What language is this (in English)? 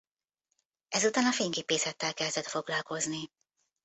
Hungarian